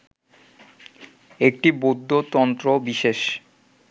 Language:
Bangla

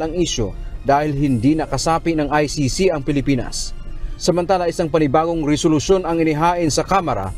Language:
Filipino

